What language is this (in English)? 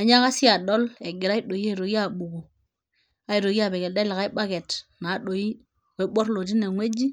Masai